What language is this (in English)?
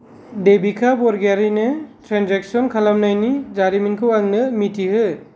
Bodo